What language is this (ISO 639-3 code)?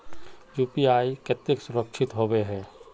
mag